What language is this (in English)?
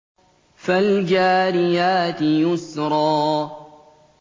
Arabic